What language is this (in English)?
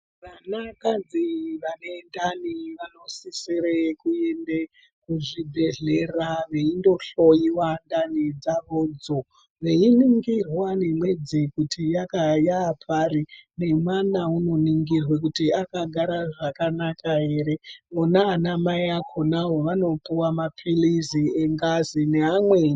Ndau